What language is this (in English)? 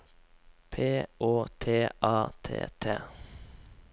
Norwegian